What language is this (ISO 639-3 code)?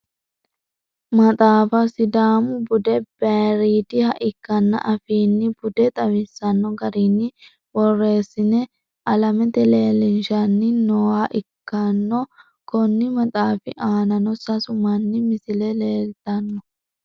sid